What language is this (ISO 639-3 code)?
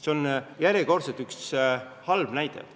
est